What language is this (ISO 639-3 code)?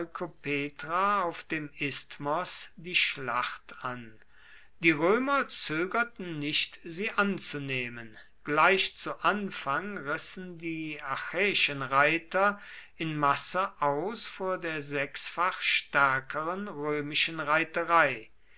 deu